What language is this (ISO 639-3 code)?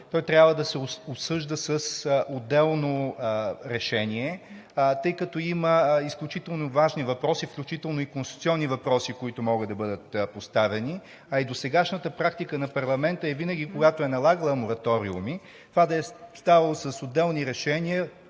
bul